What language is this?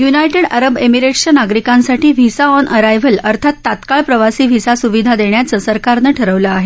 Marathi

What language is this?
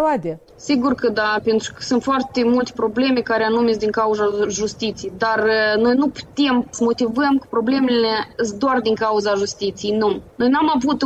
Romanian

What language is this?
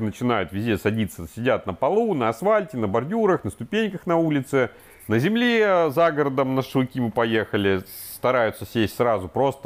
Russian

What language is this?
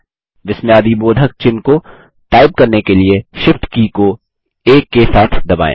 Hindi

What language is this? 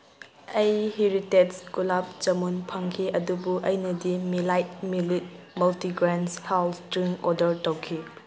Manipuri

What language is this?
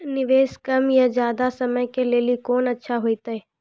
Maithili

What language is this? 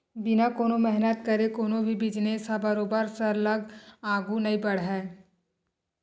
Chhattisgarhi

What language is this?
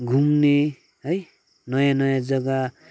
Nepali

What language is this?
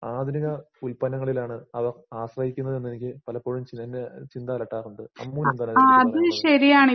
Malayalam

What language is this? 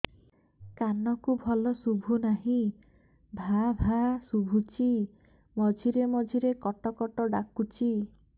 Odia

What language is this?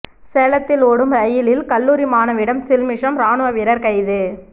Tamil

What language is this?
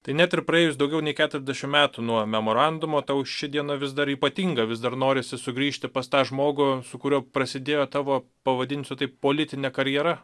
Lithuanian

